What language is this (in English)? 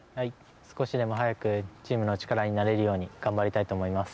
Japanese